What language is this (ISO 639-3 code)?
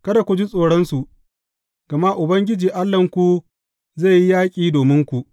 hau